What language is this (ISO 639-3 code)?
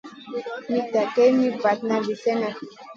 mcn